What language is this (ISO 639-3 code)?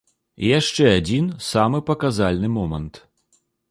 bel